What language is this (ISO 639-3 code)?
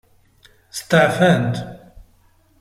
kab